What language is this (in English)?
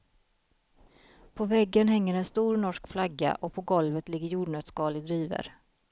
Swedish